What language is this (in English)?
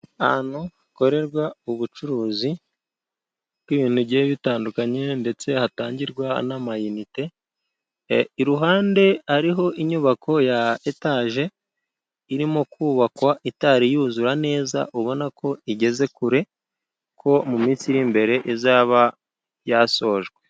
Kinyarwanda